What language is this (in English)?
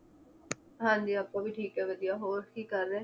Punjabi